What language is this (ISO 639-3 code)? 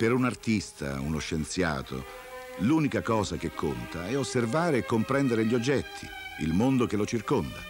ita